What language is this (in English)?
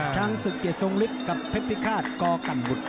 Thai